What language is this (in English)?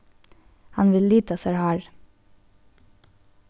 Faroese